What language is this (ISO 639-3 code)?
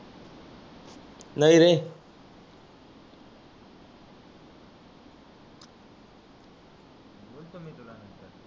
mar